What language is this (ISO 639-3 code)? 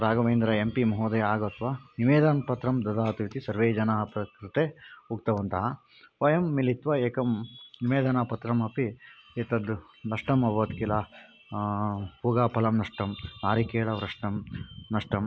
san